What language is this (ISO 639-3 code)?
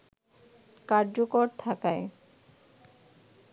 ben